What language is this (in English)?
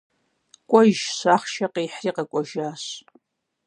Kabardian